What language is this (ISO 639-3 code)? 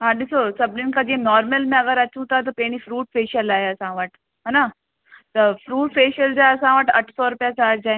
snd